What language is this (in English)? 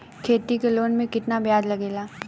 Bhojpuri